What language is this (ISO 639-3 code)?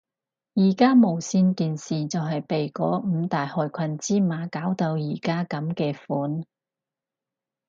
yue